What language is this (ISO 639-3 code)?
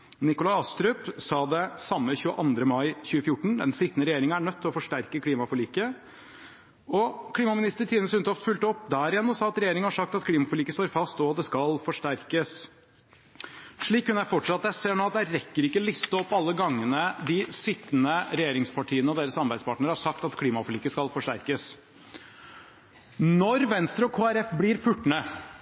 nob